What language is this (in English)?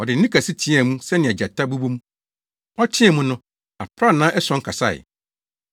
Akan